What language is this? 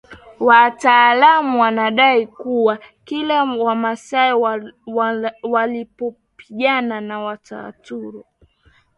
Swahili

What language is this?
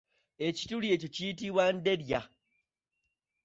Ganda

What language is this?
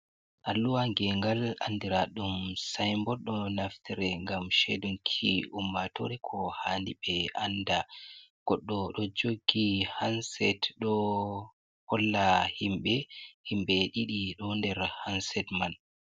Fula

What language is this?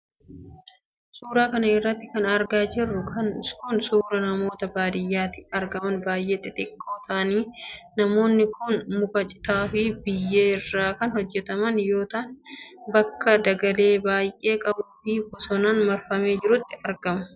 Oromo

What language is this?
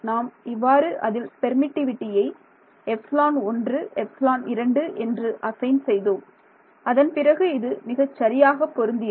Tamil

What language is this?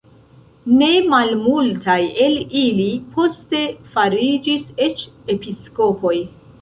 Esperanto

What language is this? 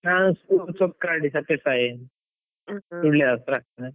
Kannada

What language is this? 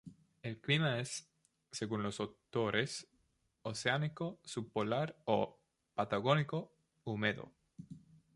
Spanish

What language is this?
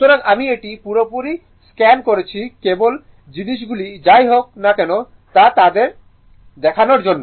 Bangla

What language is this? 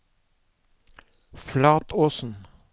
Norwegian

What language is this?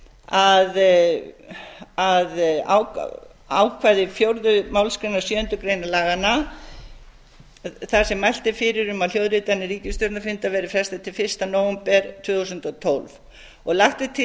Icelandic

